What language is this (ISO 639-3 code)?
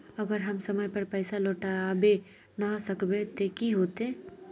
mag